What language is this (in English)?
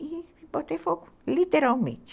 Portuguese